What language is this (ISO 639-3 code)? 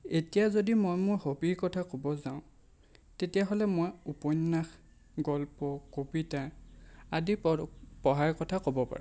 asm